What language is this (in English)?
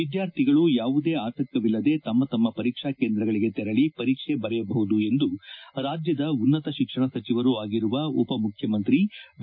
Kannada